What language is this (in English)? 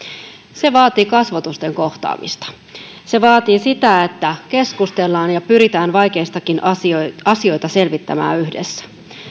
Finnish